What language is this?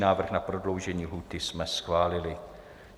Czech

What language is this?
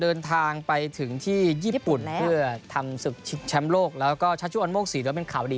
Thai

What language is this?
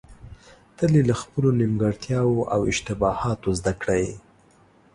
Pashto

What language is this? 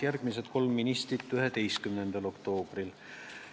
Estonian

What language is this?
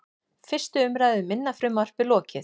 Icelandic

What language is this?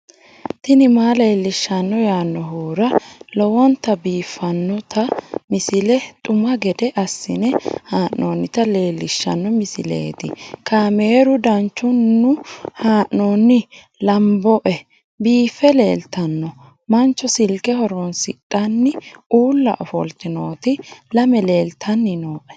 Sidamo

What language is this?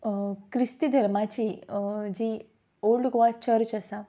Konkani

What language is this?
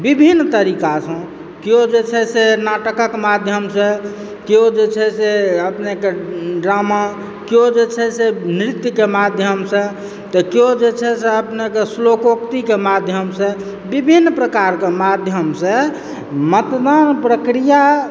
Maithili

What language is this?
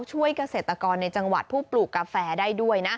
Thai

